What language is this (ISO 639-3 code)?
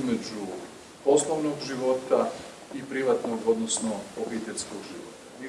hrv